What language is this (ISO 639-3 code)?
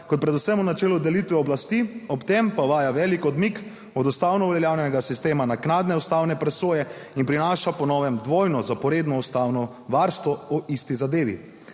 slv